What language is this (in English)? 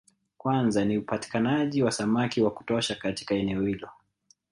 Swahili